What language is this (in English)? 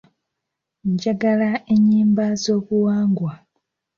Ganda